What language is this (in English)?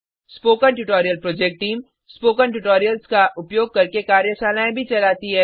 Hindi